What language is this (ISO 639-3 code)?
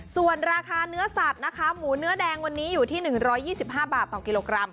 tha